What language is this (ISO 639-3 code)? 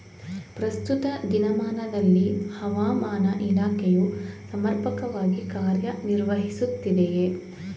kan